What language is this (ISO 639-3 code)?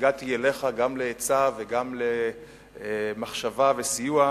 heb